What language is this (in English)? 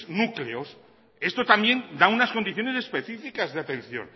Spanish